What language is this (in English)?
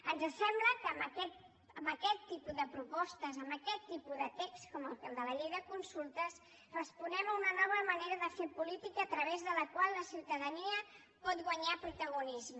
Catalan